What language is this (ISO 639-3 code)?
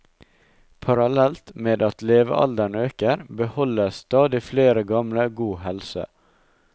nor